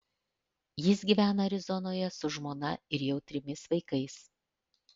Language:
Lithuanian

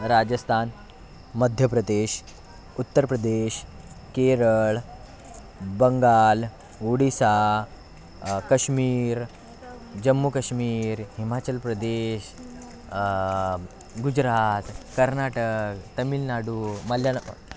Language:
Marathi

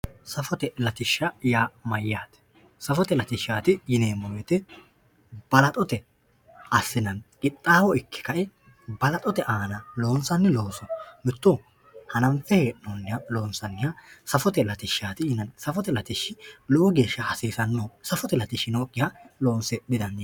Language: Sidamo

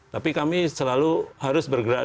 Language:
Indonesian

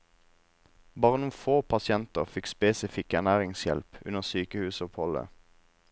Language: Norwegian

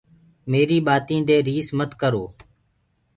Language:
Gurgula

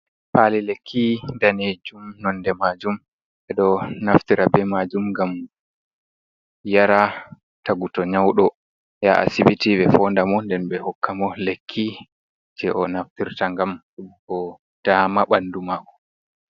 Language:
Fula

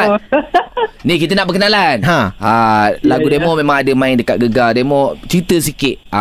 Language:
Malay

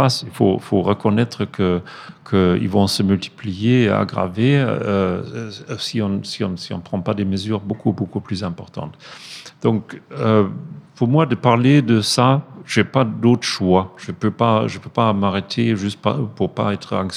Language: French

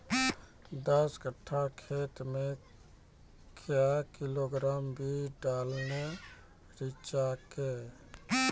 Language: Maithili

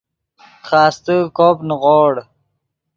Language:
Yidgha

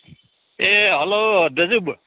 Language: Nepali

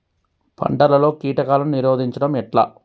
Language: Telugu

